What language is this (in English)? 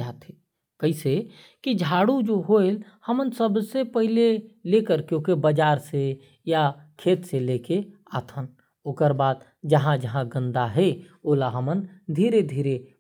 Korwa